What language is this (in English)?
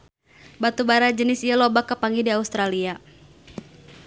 Sundanese